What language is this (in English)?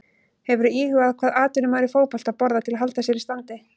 Icelandic